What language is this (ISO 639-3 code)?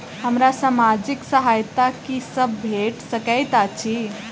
mai